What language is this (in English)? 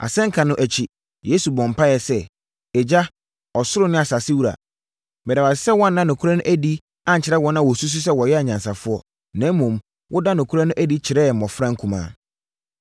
Akan